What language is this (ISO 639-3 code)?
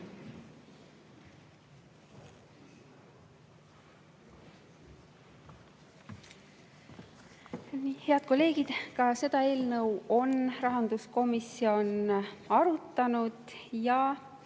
est